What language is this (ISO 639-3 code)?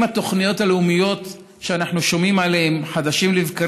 heb